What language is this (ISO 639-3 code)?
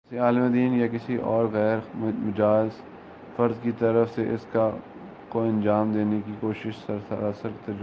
urd